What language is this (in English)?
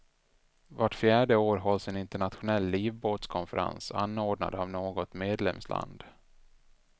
Swedish